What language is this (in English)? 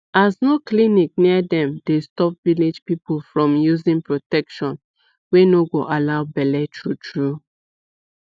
Nigerian Pidgin